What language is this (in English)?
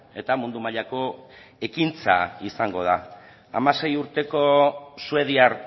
Basque